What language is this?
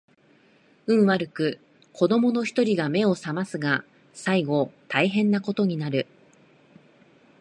Japanese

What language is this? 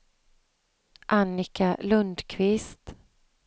Swedish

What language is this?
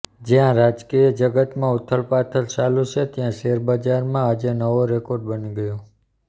Gujarati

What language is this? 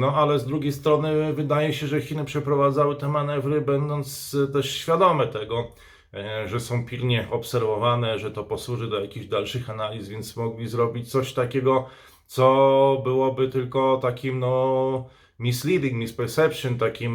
Polish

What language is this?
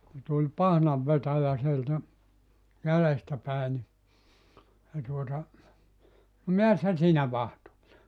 Finnish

